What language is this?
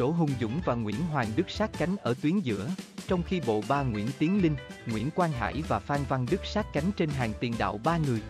Vietnamese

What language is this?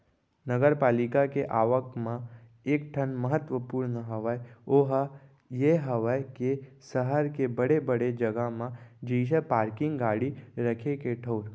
Chhattisgarhi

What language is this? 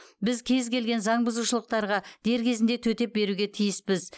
Kazakh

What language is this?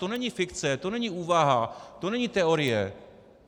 Czech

